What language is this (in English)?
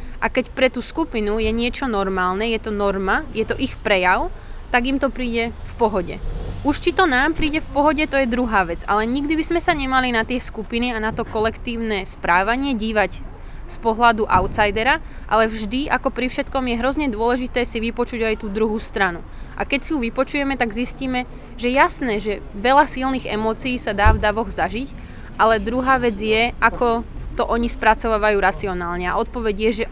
Slovak